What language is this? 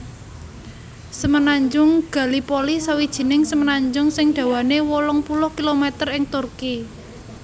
Javanese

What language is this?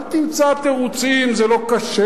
Hebrew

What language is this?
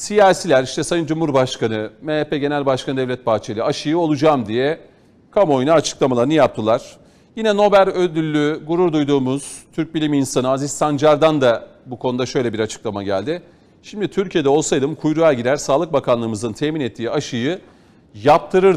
Turkish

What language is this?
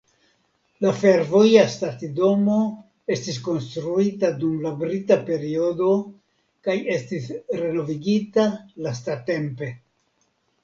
Esperanto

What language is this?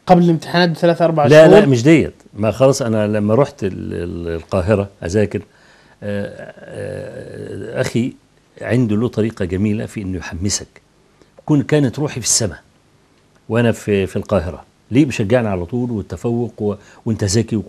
Arabic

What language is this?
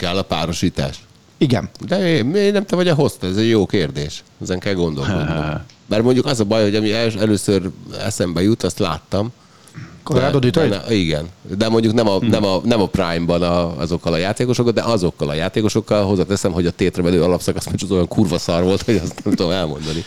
Hungarian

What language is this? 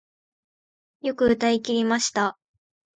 Japanese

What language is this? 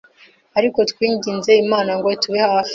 Kinyarwanda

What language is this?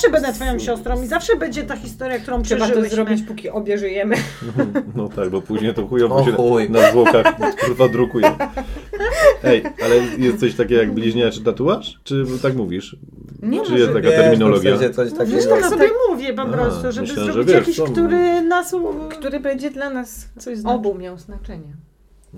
Polish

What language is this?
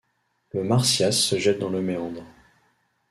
French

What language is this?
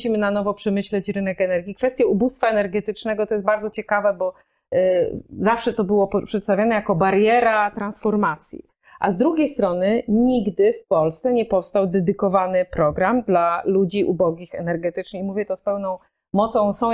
Polish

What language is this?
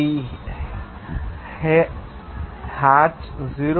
Telugu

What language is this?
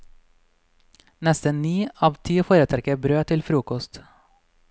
Norwegian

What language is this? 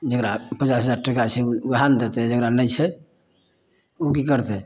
Maithili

